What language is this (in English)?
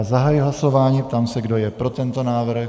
Czech